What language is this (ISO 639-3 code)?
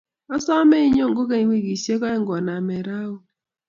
kln